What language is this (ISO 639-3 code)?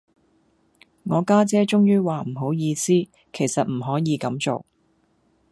yue